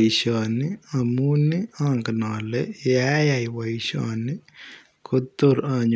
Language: Kalenjin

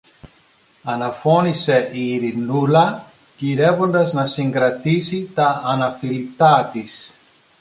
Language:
Greek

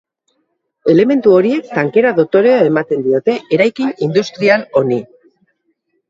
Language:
Basque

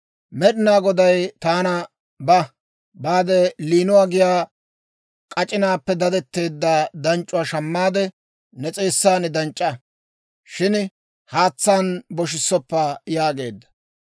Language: Dawro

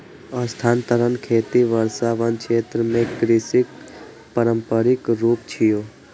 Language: Maithili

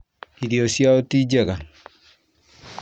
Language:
Kikuyu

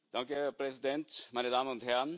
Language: German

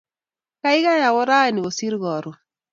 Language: Kalenjin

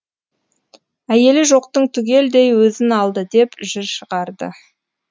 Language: Kazakh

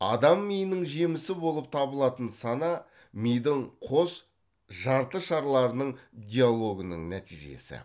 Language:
Kazakh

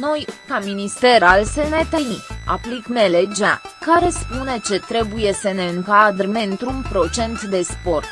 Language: Romanian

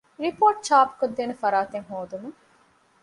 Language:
Divehi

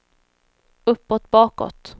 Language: Swedish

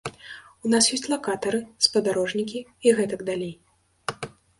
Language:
Belarusian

